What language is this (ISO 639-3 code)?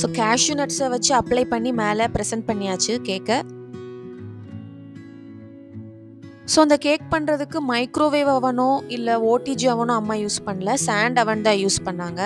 tam